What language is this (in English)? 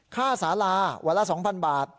Thai